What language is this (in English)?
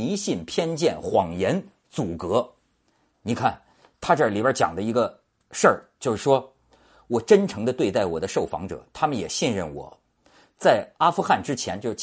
Chinese